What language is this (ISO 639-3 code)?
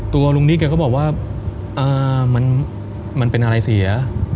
tha